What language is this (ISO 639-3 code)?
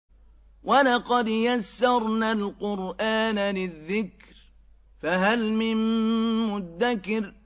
ara